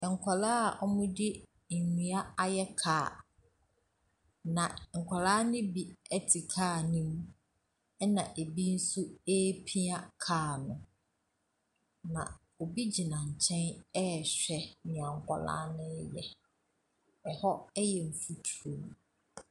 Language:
Akan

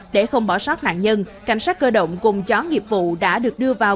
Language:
Vietnamese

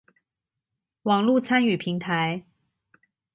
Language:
Chinese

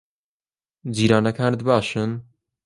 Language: Central Kurdish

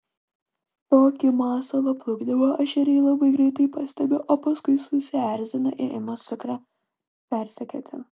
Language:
Lithuanian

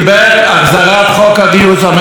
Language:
Hebrew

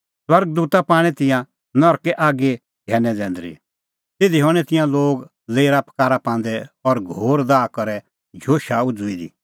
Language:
Kullu Pahari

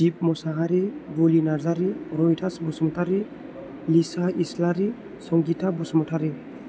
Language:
Bodo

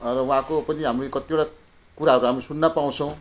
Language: Nepali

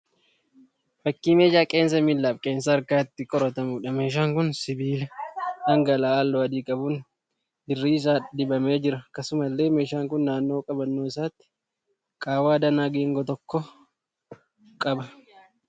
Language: Oromo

